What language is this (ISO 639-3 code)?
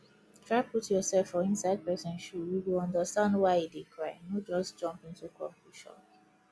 pcm